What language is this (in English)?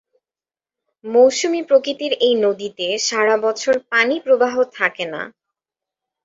Bangla